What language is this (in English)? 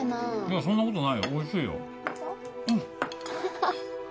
Japanese